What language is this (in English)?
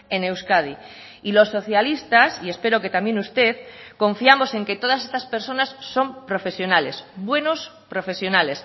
Spanish